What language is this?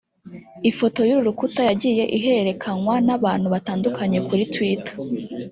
Kinyarwanda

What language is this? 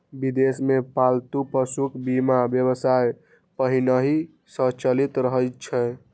Maithili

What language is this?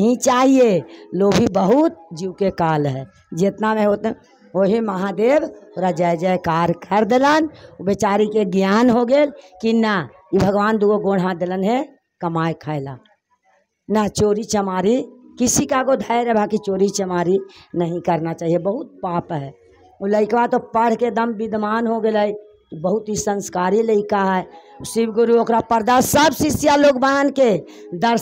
Hindi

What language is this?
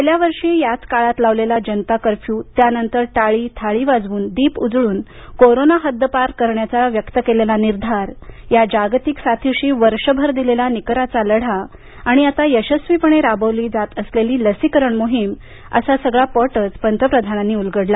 Marathi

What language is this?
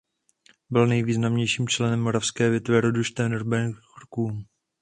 Czech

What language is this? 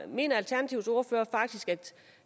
Danish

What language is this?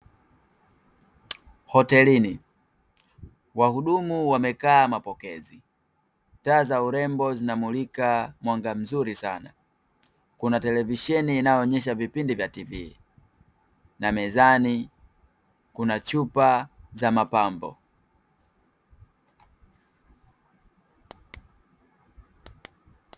Swahili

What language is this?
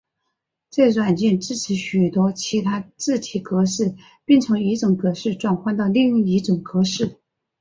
Chinese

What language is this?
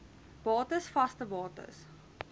Afrikaans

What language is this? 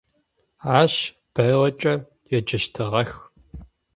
Adyghe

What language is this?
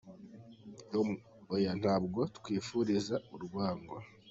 Kinyarwanda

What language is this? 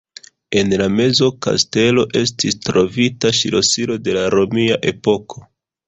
Esperanto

